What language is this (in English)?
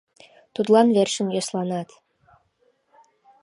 Mari